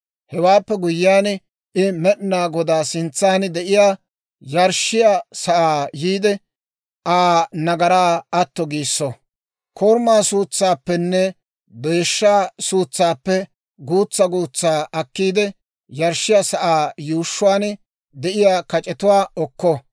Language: Dawro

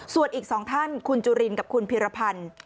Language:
Thai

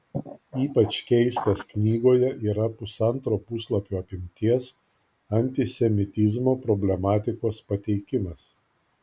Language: Lithuanian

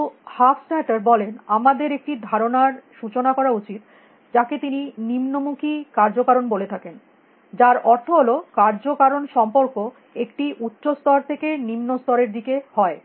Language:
Bangla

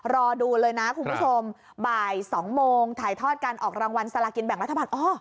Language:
Thai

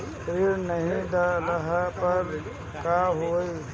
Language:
Bhojpuri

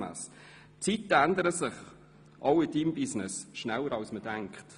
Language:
Swiss German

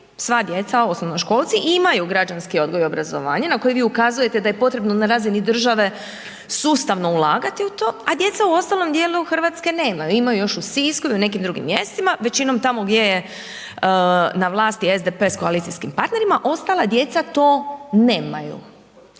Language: Croatian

